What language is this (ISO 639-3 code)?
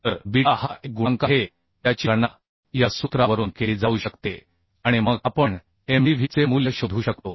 mar